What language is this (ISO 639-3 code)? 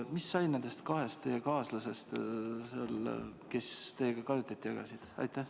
est